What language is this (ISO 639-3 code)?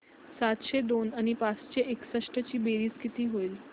mar